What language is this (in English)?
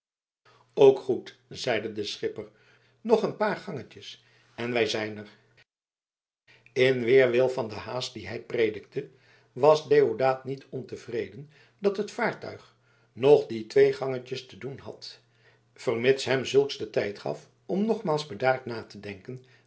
Dutch